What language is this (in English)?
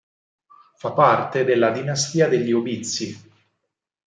Italian